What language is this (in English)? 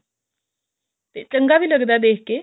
Punjabi